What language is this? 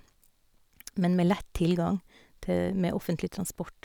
Norwegian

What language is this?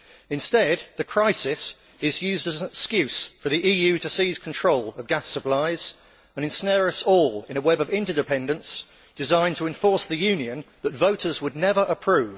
English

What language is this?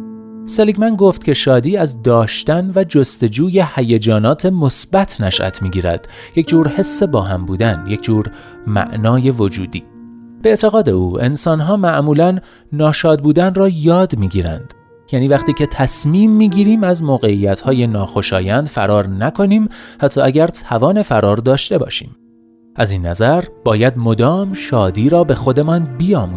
Persian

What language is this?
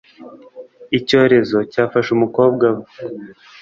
Kinyarwanda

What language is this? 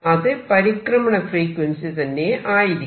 Malayalam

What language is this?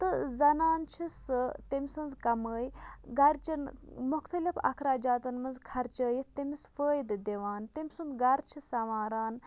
Kashmiri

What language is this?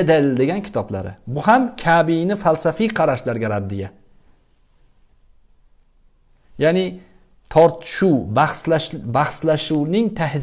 Turkish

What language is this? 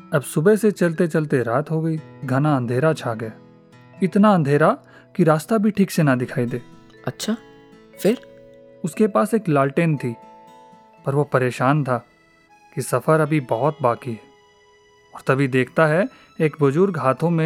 Hindi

